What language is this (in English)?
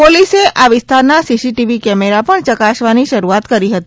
Gujarati